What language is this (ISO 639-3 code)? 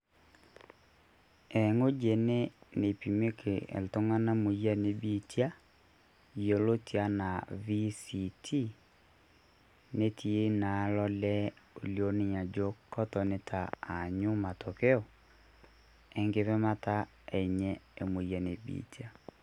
mas